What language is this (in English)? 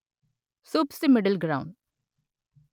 Telugu